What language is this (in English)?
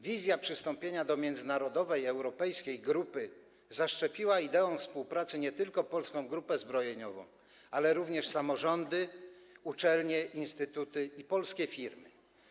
Polish